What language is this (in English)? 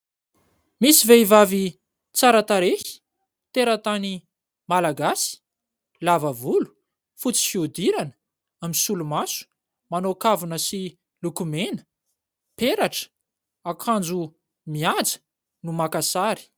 Malagasy